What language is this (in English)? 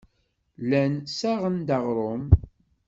Kabyle